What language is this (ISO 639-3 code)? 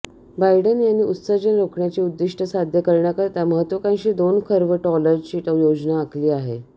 mar